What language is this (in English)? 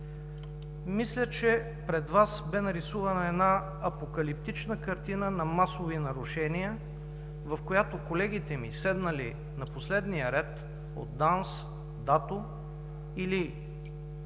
Bulgarian